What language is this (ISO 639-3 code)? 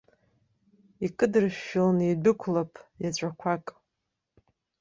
abk